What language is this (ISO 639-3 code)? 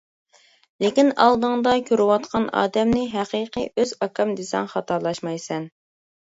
uig